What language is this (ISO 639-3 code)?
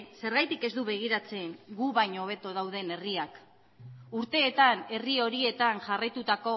eus